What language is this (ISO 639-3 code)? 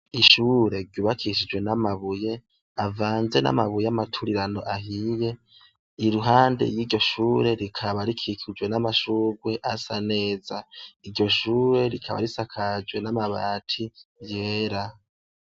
run